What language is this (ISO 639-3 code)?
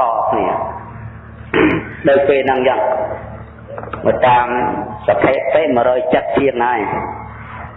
vie